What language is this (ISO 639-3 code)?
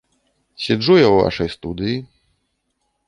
bel